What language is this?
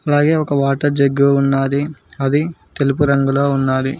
Telugu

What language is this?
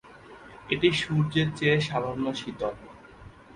Bangla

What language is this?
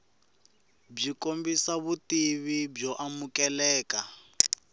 Tsonga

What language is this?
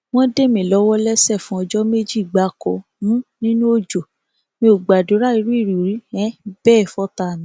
Yoruba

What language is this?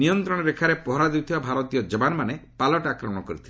Odia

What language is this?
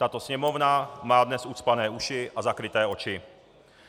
Czech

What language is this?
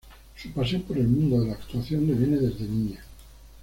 Spanish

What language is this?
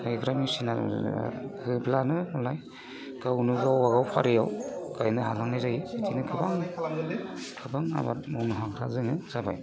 Bodo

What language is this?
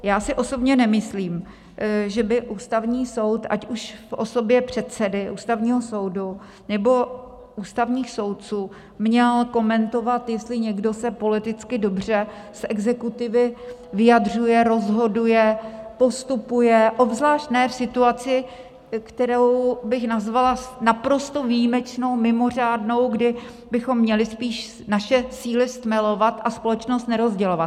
Czech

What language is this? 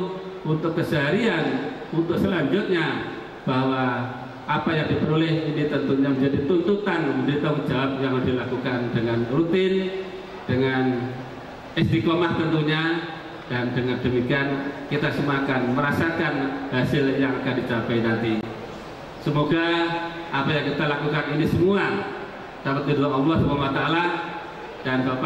Indonesian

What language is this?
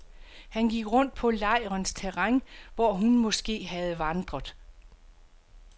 Danish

